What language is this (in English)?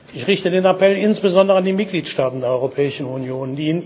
German